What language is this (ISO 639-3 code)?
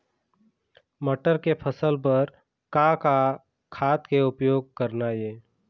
hne